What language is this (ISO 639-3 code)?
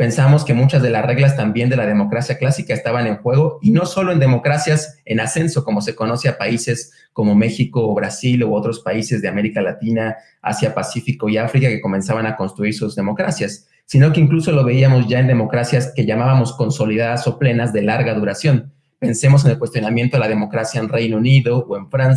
spa